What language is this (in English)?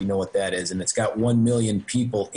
Hebrew